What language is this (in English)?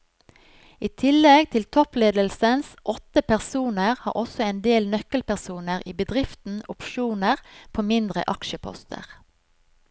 Norwegian